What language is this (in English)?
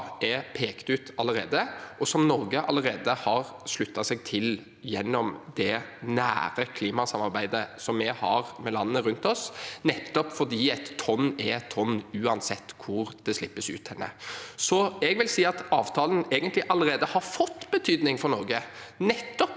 Norwegian